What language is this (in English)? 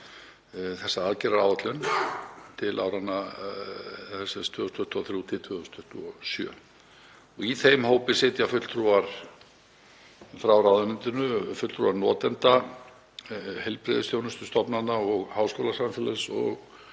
Icelandic